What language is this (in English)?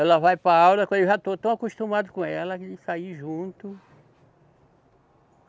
Portuguese